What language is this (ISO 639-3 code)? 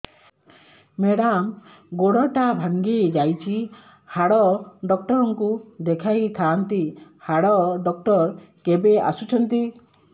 ori